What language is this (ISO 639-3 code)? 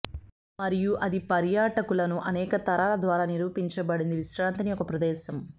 tel